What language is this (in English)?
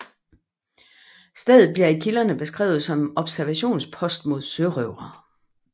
Danish